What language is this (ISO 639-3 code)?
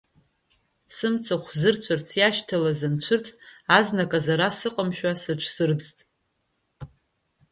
abk